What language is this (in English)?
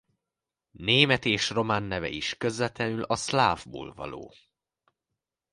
Hungarian